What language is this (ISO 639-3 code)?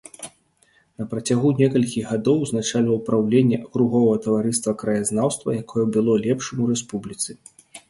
bel